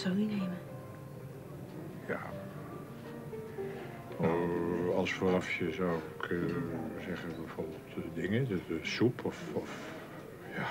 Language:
Dutch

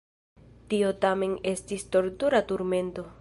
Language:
Esperanto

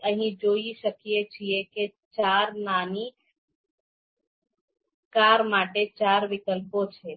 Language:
Gujarati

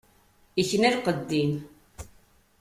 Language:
Kabyle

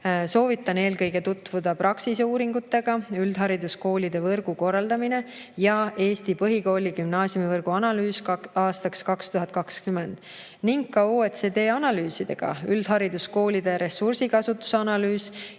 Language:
Estonian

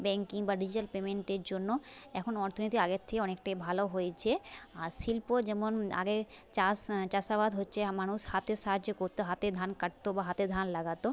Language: Bangla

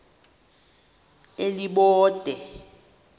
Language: Xhosa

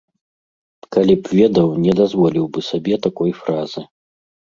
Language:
Belarusian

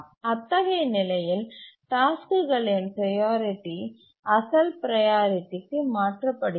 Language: Tamil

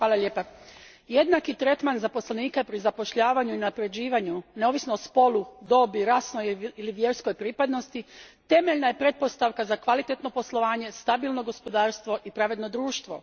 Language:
Croatian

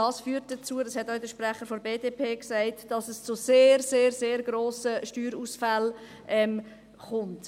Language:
Swiss German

